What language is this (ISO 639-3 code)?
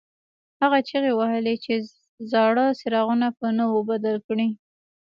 pus